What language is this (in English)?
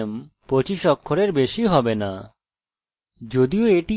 Bangla